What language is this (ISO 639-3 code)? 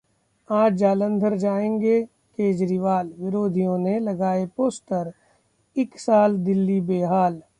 hin